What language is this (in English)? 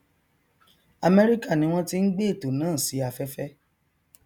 Yoruba